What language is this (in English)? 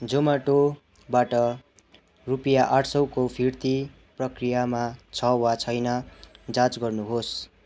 Nepali